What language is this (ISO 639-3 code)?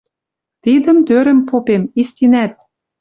mrj